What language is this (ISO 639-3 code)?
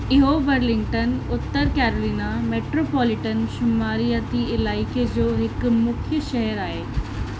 snd